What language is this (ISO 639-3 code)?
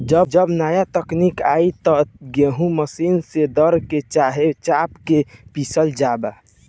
bho